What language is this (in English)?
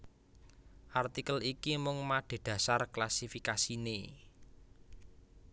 Javanese